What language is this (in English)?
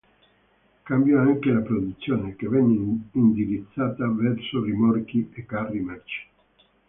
Italian